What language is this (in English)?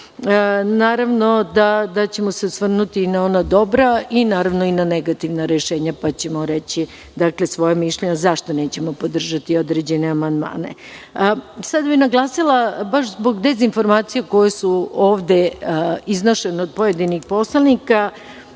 Serbian